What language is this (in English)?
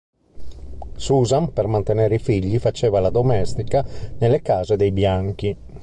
Italian